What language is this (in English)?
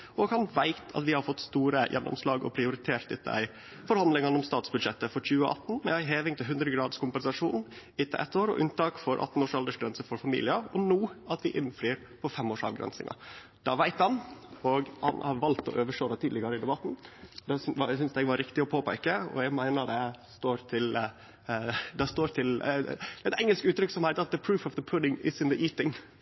Norwegian Nynorsk